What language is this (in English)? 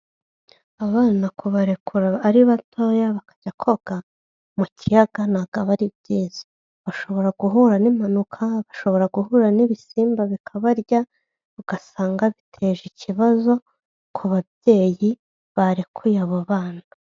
Kinyarwanda